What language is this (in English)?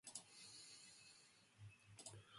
Western Frisian